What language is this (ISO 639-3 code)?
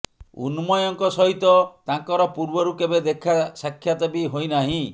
ori